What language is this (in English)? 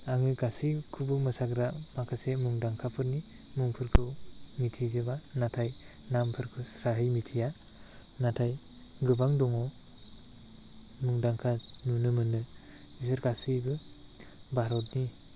Bodo